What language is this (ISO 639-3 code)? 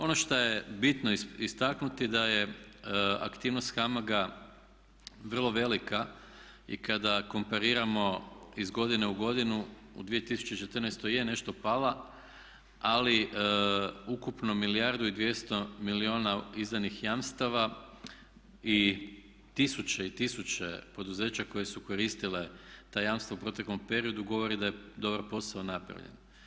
hrv